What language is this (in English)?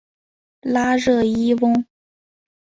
Chinese